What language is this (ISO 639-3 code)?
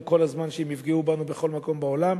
heb